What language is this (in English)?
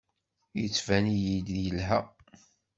Kabyle